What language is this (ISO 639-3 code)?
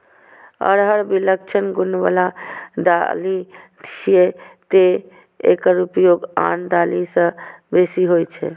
mai